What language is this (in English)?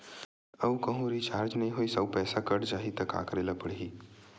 Chhattisgarhi